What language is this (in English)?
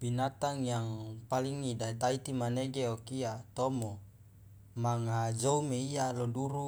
Loloda